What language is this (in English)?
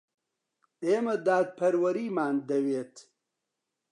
Central Kurdish